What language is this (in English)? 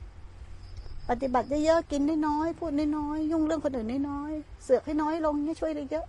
Thai